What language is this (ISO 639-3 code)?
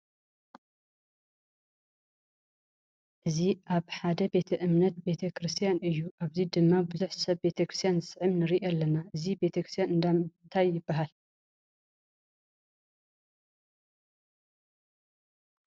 tir